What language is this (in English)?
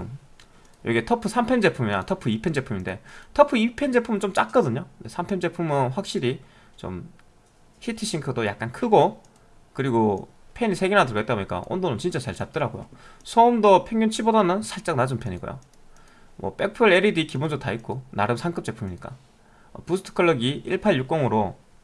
Korean